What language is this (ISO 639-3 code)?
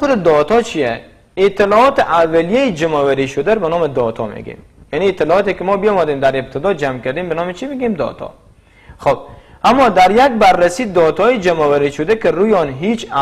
fas